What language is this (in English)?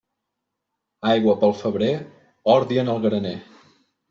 Catalan